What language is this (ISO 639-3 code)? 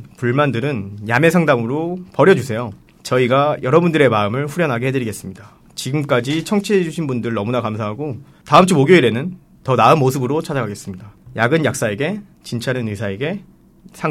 kor